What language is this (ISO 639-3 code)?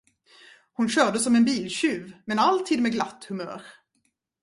swe